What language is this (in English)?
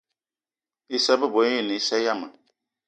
Eton (Cameroon)